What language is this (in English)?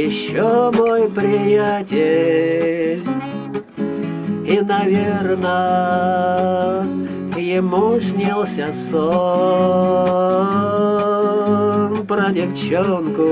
Russian